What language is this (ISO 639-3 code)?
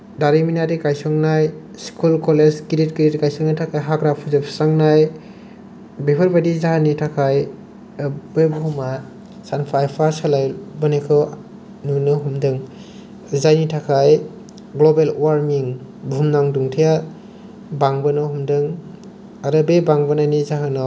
brx